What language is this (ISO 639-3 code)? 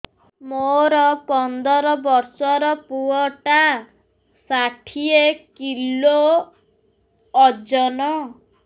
ori